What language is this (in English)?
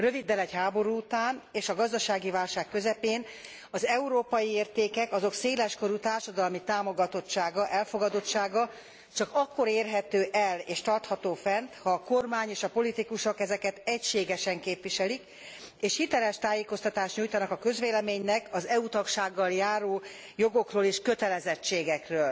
Hungarian